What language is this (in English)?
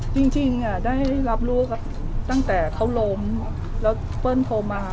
Thai